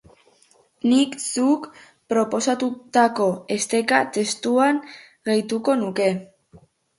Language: Basque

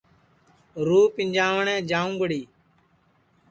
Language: Sansi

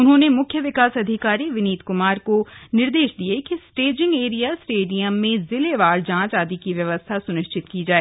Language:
Hindi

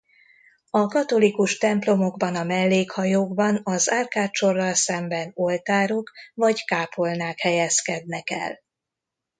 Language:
Hungarian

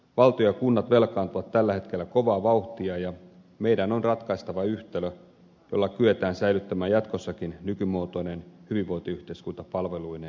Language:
Finnish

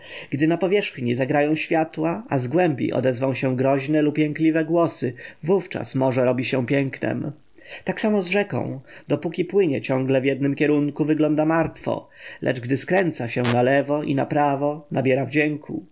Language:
Polish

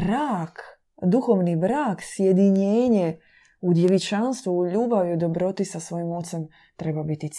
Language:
Croatian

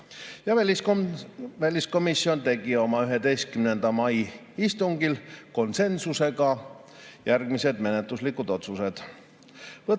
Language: Estonian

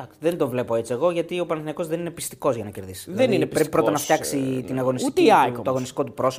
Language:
Greek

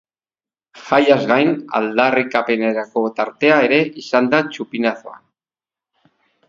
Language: Basque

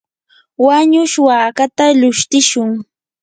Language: Yanahuanca Pasco Quechua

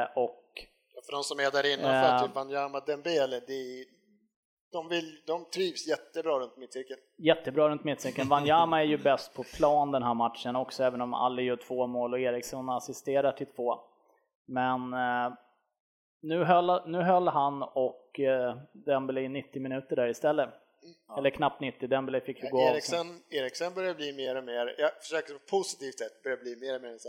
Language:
Swedish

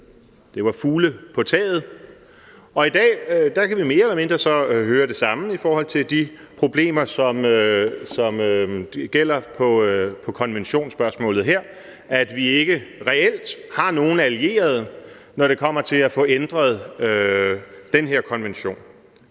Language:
Danish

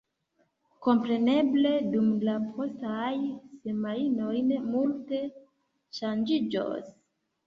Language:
Esperanto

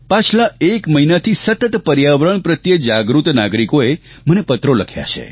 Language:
Gujarati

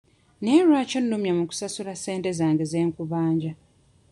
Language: Ganda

